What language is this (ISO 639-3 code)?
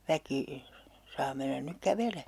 fin